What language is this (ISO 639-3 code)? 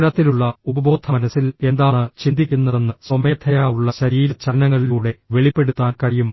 mal